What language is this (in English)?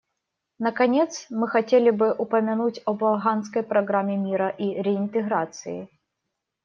Russian